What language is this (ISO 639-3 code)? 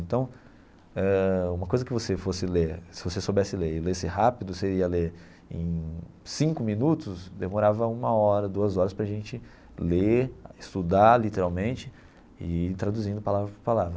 por